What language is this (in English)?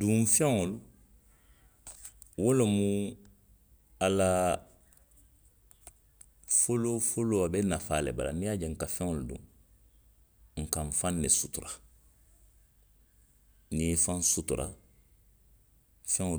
Western Maninkakan